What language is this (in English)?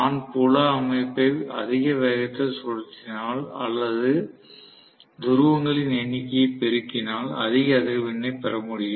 Tamil